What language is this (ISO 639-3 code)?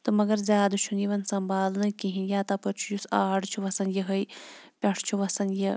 kas